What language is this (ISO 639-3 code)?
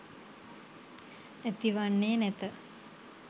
sin